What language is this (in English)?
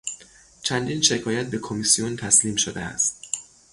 Persian